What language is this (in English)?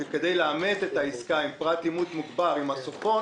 Hebrew